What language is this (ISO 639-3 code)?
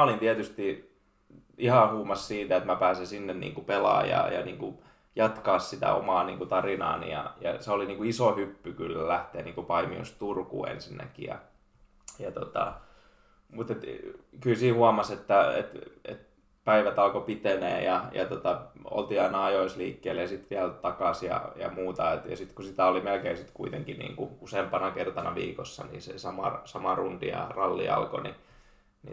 fin